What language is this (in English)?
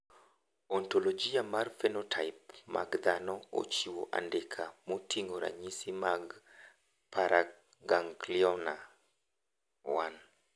Luo (Kenya and Tanzania)